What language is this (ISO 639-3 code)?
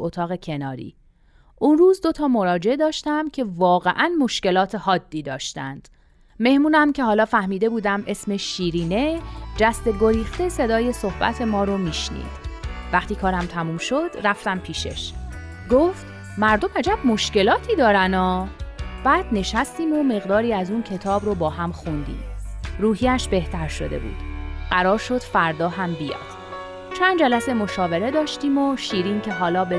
fas